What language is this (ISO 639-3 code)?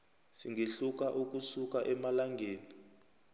nbl